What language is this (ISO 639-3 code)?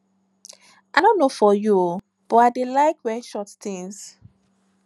pcm